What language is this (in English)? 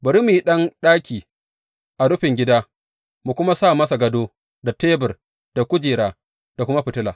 Hausa